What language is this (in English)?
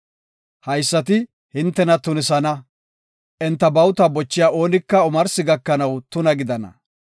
Gofa